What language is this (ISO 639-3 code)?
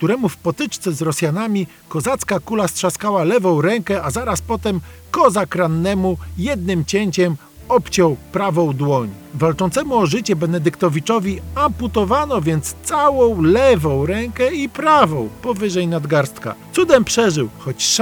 pol